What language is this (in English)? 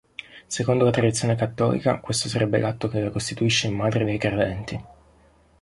Italian